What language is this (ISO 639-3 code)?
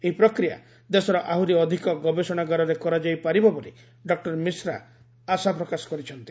ori